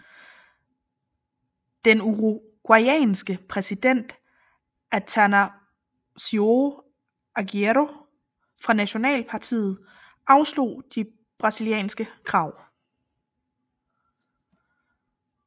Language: Danish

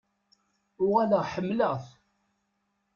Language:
Kabyle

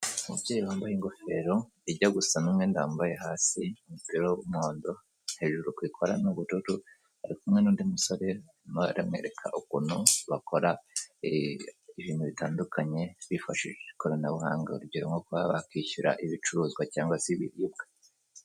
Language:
Kinyarwanda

